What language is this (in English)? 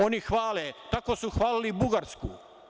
Serbian